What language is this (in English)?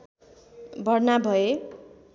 Nepali